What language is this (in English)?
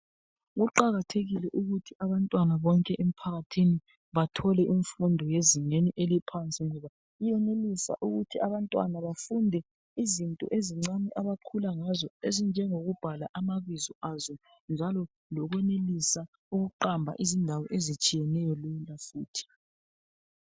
North Ndebele